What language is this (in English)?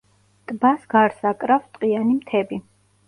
Georgian